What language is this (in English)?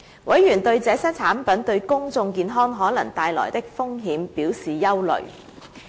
Cantonese